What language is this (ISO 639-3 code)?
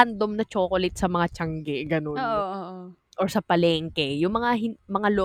fil